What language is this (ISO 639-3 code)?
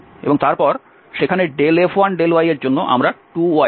ben